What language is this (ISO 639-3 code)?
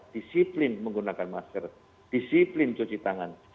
ind